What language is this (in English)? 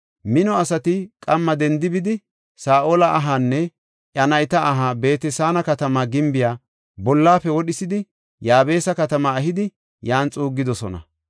Gofa